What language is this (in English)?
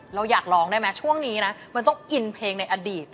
Thai